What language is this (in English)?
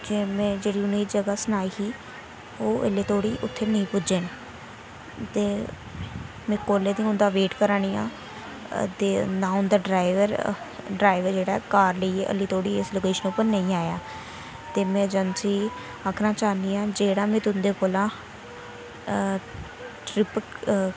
Dogri